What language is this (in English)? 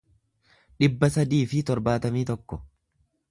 Oromo